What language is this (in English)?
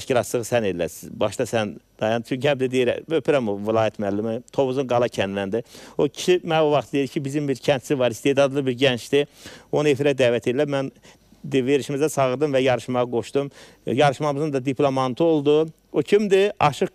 Turkish